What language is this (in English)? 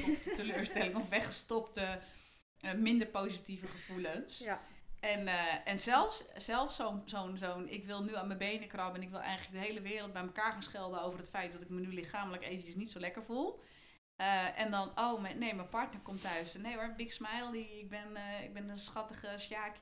Dutch